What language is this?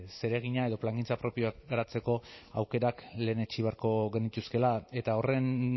Basque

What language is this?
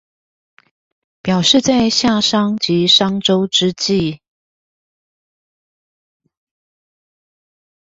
Chinese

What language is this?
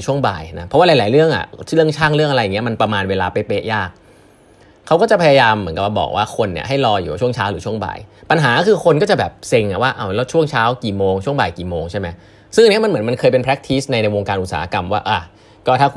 Thai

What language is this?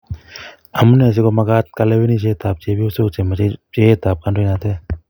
Kalenjin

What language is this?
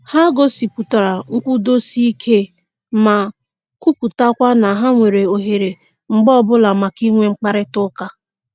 Igbo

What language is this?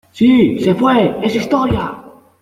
Spanish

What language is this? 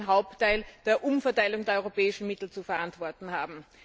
German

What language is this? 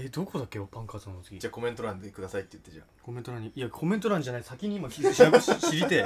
Japanese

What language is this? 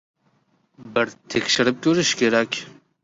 Uzbek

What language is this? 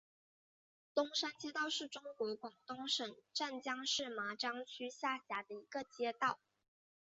Chinese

